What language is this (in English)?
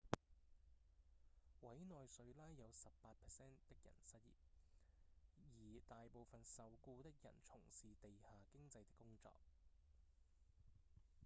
Cantonese